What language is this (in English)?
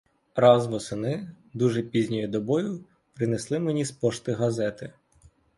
Ukrainian